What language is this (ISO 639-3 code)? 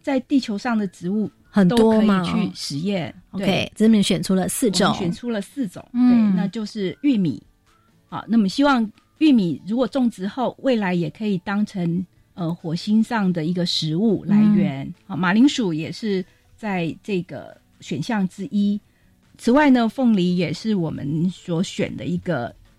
zho